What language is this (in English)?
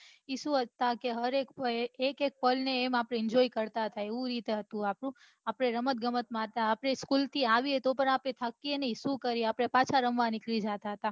Gujarati